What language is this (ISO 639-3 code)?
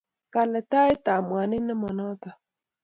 kln